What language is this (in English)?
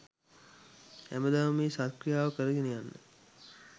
Sinhala